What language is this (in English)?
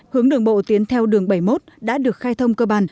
Vietnamese